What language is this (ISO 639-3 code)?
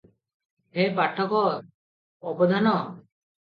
ori